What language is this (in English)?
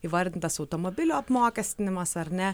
Lithuanian